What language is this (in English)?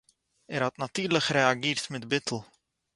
Yiddish